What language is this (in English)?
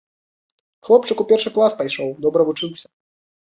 Belarusian